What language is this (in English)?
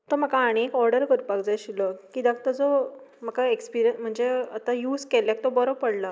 Konkani